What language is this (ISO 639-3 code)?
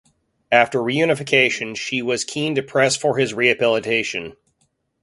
eng